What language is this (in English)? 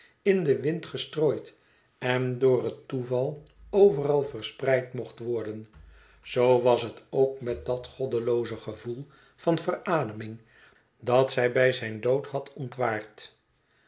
Dutch